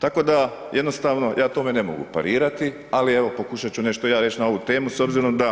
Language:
Croatian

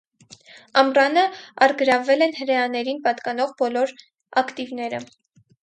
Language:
Armenian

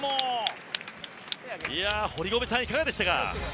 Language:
Japanese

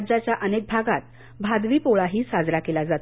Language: Marathi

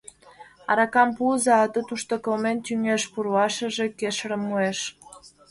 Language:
Mari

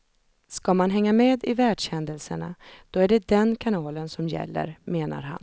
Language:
Swedish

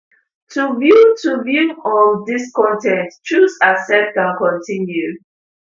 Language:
Nigerian Pidgin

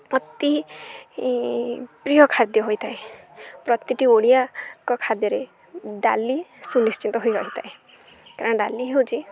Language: Odia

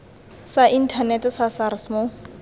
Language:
Tswana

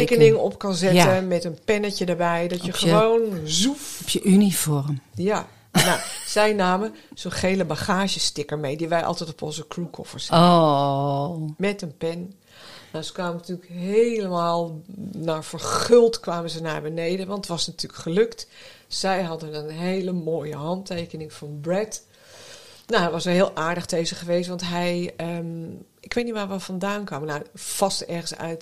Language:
Dutch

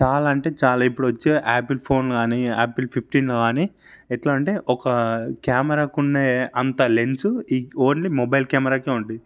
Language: Telugu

